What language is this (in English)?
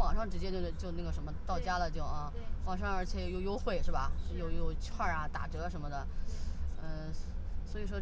Chinese